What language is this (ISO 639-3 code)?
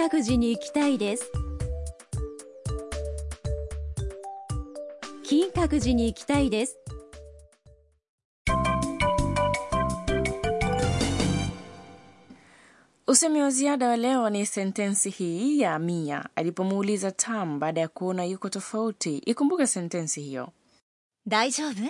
swa